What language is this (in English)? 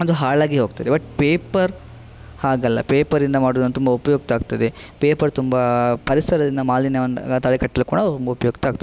Kannada